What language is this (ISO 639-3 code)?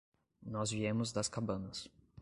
por